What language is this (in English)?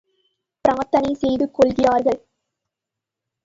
Tamil